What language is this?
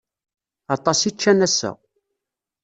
Kabyle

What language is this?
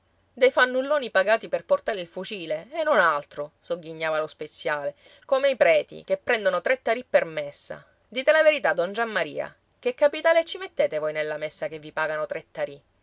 Italian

